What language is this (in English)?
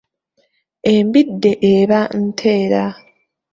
Ganda